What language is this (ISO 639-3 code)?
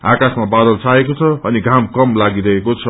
nep